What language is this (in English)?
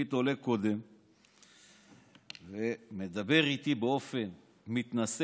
Hebrew